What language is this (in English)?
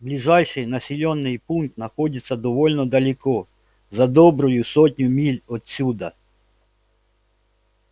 Russian